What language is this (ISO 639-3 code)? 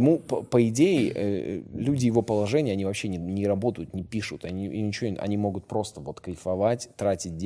rus